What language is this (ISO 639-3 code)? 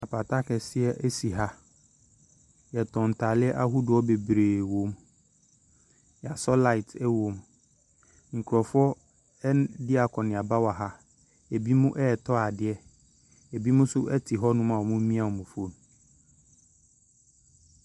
aka